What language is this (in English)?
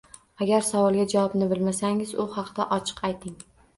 Uzbek